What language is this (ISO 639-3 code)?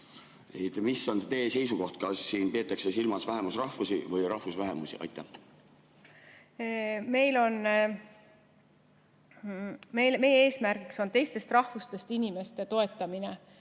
est